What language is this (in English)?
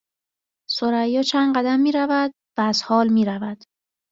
Persian